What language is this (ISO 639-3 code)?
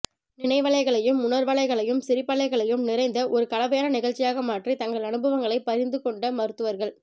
tam